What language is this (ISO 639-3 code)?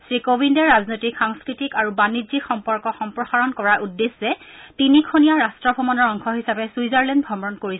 asm